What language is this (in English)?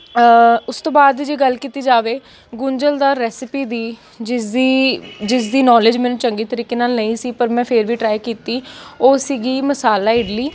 Punjabi